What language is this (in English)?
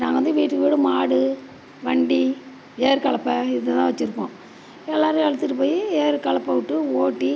Tamil